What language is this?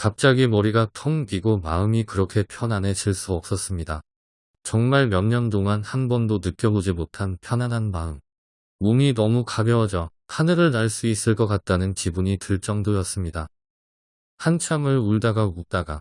Korean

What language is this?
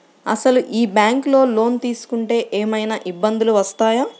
Telugu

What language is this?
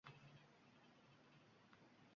Uzbek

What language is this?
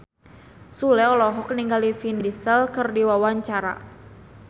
Sundanese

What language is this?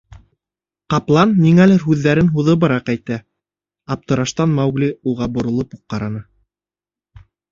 Bashkir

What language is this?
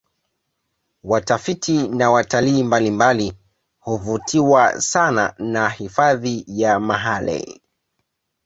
Swahili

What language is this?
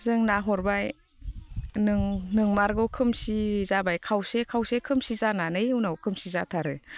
Bodo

